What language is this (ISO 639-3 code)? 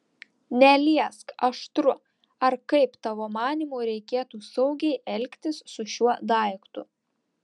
lit